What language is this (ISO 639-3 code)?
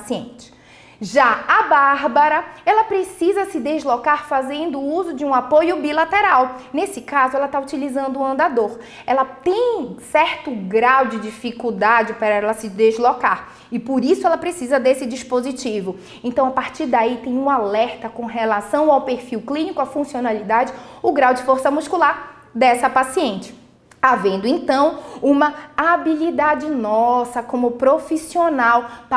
por